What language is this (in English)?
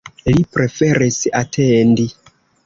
Esperanto